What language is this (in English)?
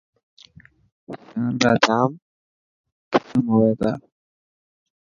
Dhatki